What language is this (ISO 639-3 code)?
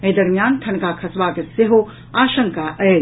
mai